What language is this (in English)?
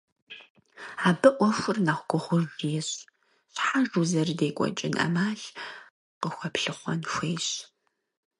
Kabardian